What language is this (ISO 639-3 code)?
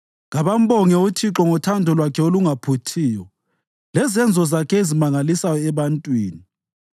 nde